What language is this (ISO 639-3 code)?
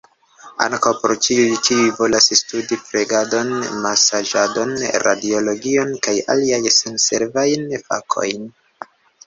epo